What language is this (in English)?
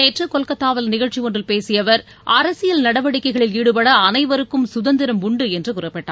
Tamil